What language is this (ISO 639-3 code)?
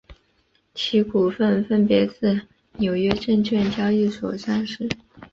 zho